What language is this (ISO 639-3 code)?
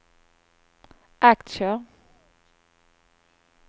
swe